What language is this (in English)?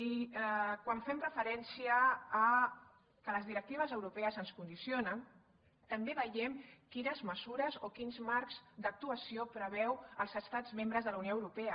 Catalan